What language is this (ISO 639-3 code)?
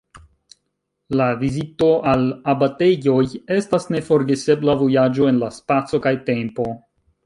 epo